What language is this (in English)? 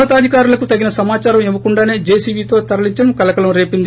Telugu